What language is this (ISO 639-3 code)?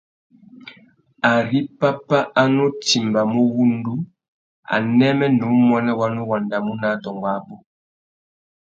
bag